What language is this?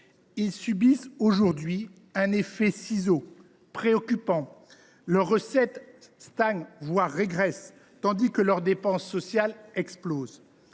French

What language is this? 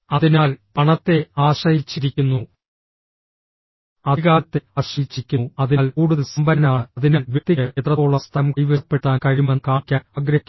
Malayalam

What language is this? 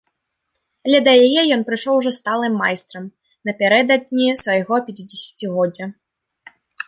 Belarusian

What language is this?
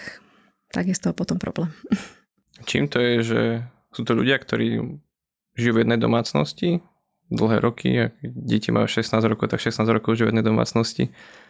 Slovak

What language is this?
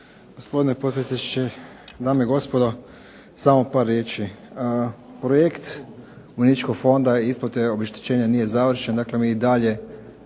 Croatian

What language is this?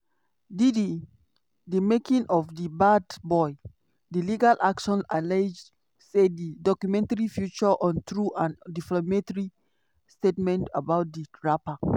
Nigerian Pidgin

